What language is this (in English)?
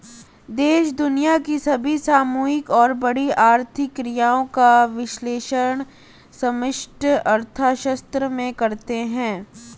Hindi